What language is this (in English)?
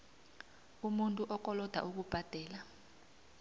South Ndebele